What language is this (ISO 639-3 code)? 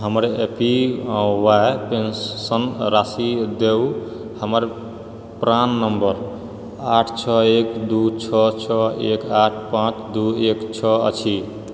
mai